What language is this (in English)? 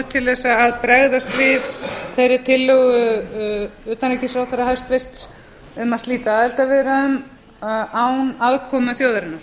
Icelandic